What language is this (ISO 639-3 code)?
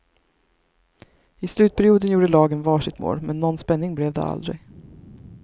swe